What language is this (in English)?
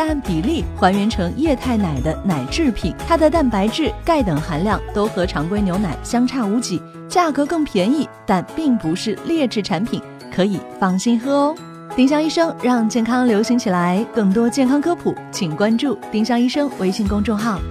Chinese